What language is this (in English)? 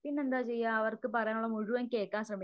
Malayalam